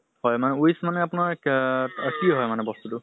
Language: Assamese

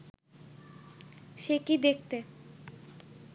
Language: Bangla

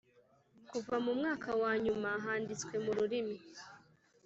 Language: Kinyarwanda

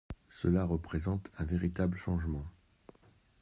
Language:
French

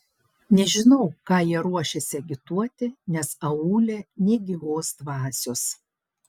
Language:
Lithuanian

